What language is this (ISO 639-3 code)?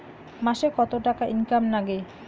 ben